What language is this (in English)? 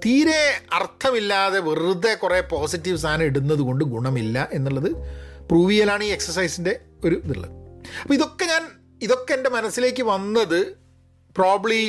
Malayalam